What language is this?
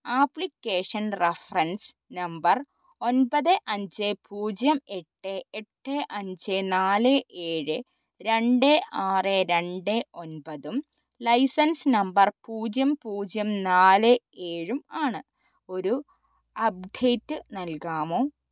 Malayalam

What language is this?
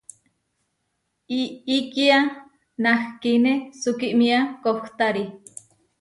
Huarijio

